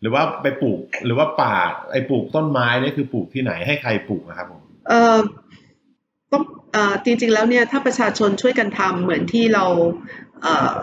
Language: Thai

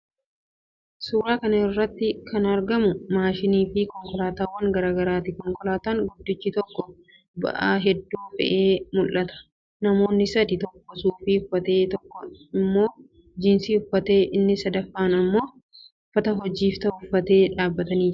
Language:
Oromo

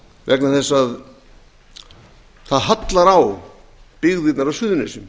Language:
Icelandic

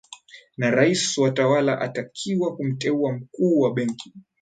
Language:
Swahili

